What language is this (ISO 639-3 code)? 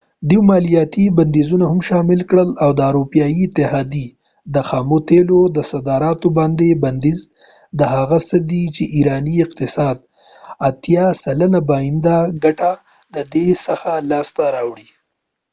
pus